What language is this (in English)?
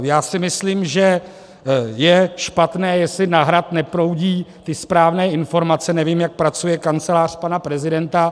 Czech